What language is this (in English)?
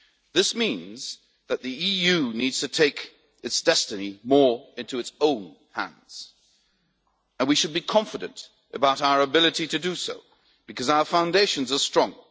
English